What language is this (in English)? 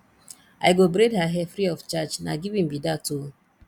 Nigerian Pidgin